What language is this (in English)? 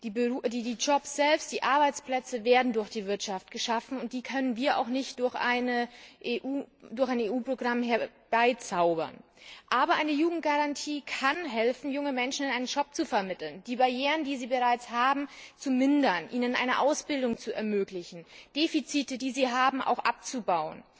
German